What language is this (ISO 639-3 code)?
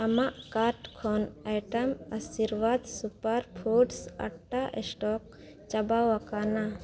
sat